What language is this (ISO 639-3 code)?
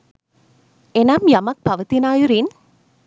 sin